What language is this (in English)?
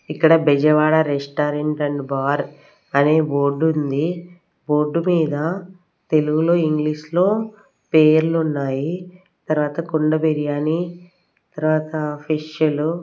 Telugu